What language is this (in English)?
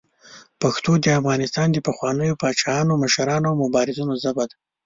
Pashto